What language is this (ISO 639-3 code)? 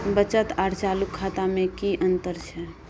mai